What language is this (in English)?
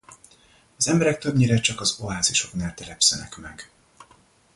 Hungarian